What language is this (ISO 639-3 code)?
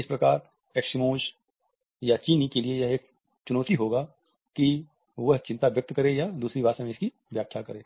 hin